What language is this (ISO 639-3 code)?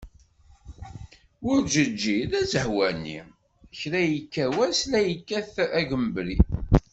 kab